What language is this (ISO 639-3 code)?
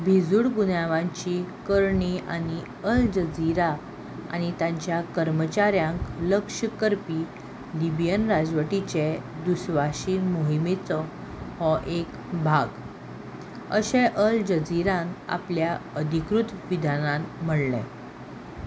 kok